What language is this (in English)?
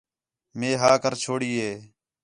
Khetrani